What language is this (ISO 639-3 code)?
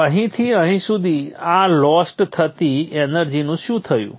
guj